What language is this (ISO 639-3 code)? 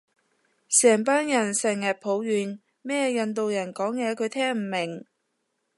yue